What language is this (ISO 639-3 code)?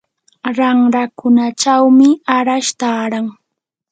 qur